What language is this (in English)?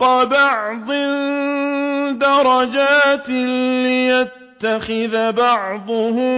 Arabic